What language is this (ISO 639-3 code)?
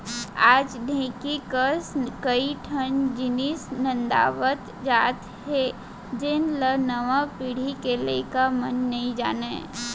hne